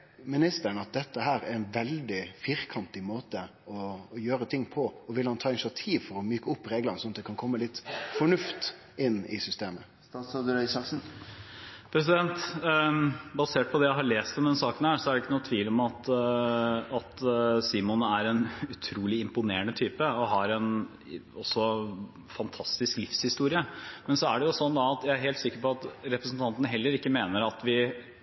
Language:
Norwegian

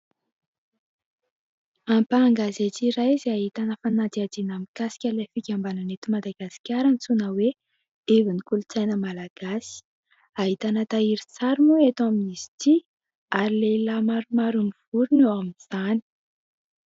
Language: Malagasy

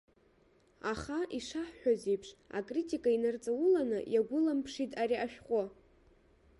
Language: Abkhazian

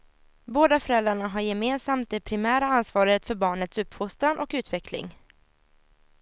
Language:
Swedish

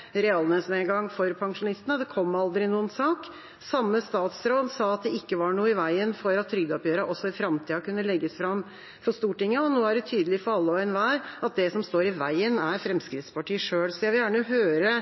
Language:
Norwegian Bokmål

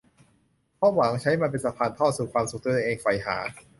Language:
Thai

